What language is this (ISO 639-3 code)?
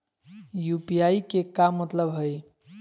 mag